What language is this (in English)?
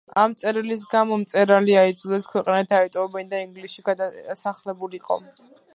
Georgian